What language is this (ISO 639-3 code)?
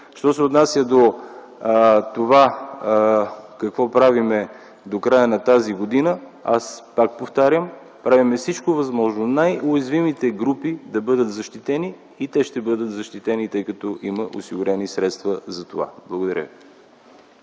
bul